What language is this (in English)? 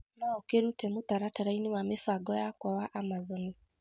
Kikuyu